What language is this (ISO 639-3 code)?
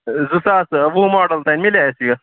kas